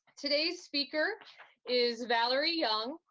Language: English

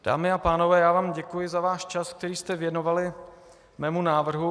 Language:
Czech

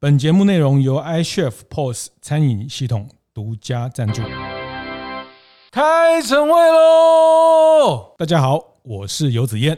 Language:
Chinese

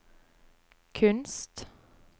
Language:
Norwegian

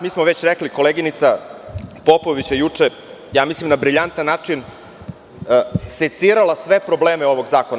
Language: Serbian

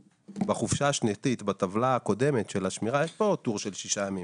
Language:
Hebrew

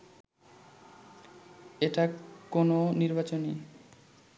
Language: Bangla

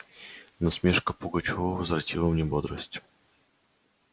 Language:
Russian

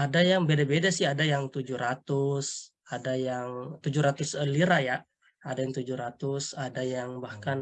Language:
Indonesian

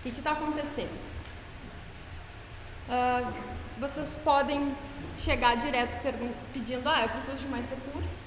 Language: Portuguese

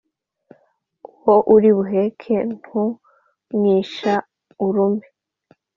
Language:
Kinyarwanda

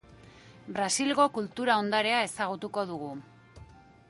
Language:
Basque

